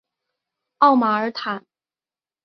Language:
Chinese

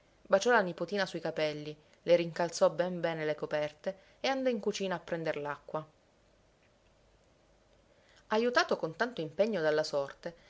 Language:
Italian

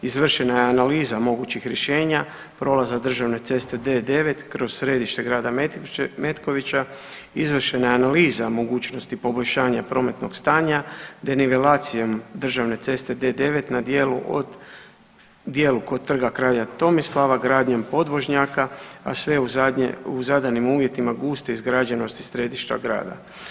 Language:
Croatian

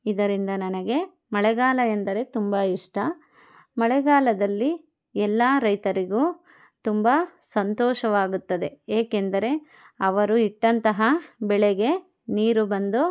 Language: Kannada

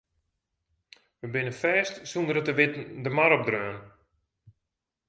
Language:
Western Frisian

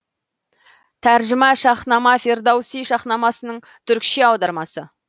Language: Kazakh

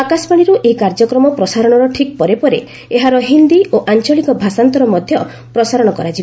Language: Odia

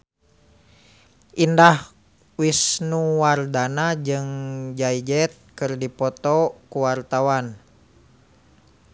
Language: Sundanese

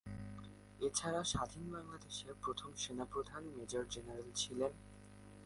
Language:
Bangla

